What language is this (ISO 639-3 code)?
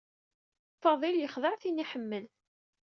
kab